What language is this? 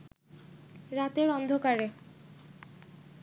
Bangla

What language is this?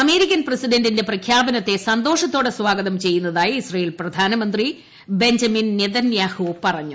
Malayalam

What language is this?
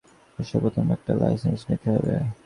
Bangla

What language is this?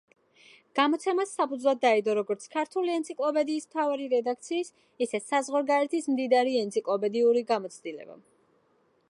Georgian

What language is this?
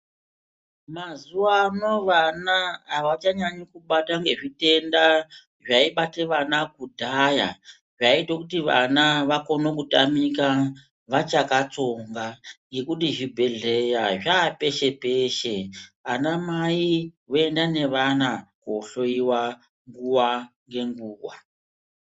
Ndau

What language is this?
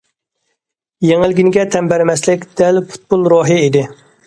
Uyghur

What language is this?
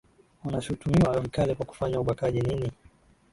Swahili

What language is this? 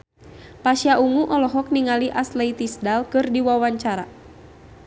Sundanese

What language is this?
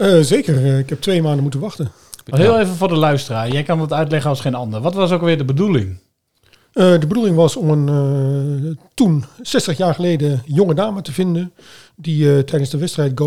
Dutch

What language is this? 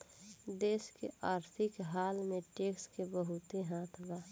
Bhojpuri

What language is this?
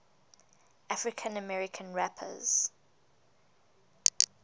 English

